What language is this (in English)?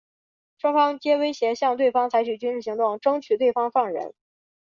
Chinese